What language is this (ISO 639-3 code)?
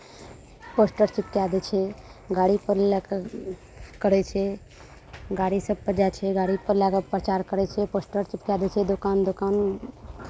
mai